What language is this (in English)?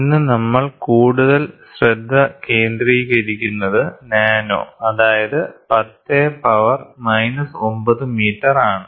Malayalam